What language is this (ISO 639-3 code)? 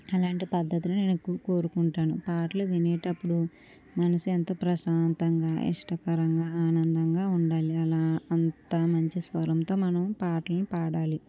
tel